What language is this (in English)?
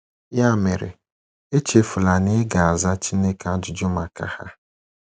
Igbo